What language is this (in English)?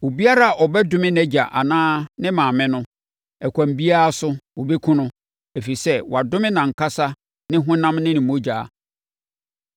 Akan